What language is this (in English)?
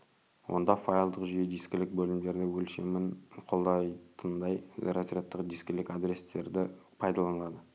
Kazakh